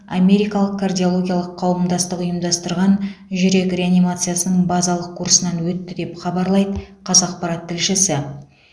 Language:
Kazakh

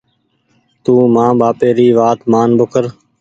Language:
Goaria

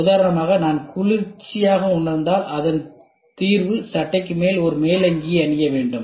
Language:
Tamil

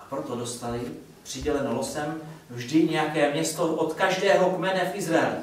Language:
Czech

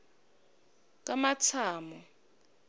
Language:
Swati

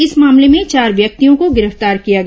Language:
Hindi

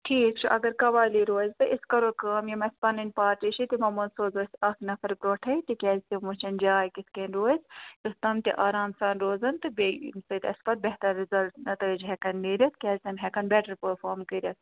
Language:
Kashmiri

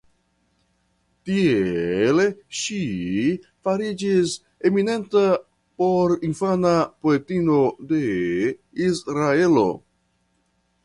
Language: Esperanto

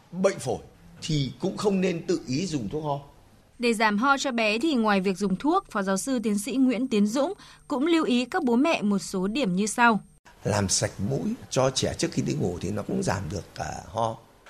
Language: Vietnamese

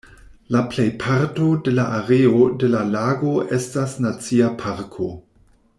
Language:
Esperanto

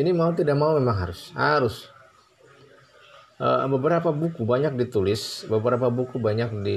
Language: Indonesian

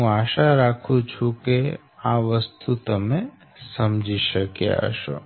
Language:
Gujarati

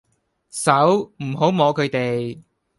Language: Cantonese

